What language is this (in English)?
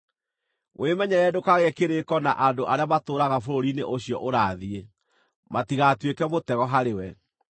Kikuyu